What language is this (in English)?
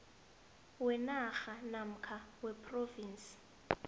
South Ndebele